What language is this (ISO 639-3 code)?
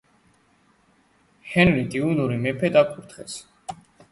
kat